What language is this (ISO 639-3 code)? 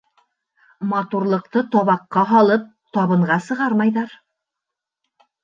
bak